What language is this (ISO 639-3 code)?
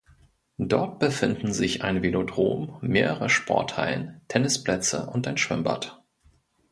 deu